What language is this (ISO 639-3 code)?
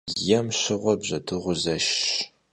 kbd